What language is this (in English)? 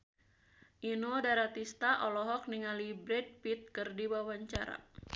Sundanese